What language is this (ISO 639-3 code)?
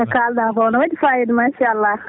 ful